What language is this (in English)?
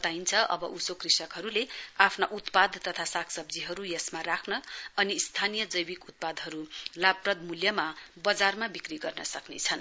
Nepali